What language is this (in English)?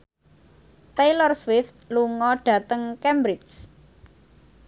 Javanese